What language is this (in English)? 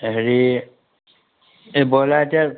Assamese